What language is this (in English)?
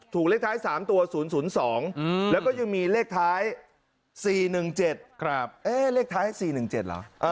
Thai